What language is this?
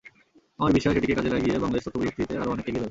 Bangla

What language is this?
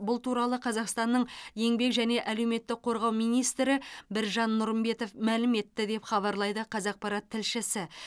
Kazakh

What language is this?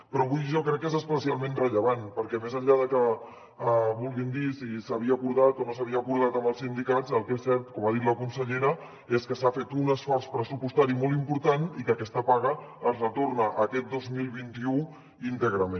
Catalan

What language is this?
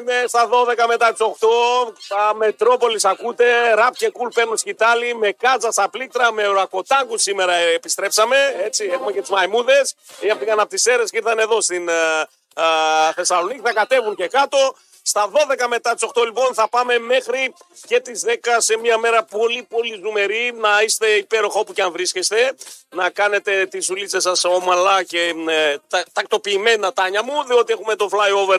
Greek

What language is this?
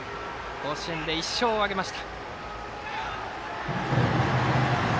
Japanese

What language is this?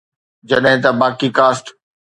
Sindhi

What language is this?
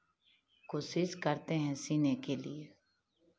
Hindi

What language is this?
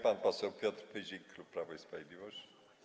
Polish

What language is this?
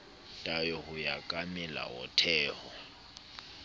Southern Sotho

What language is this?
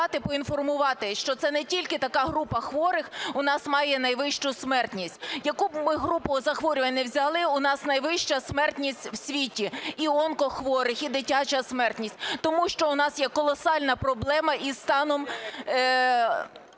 Ukrainian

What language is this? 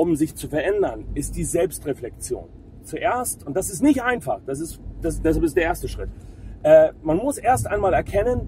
German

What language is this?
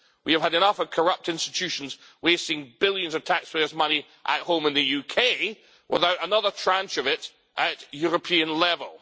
English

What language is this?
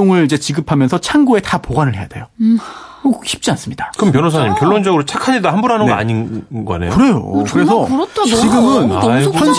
Korean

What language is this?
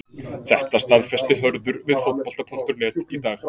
Icelandic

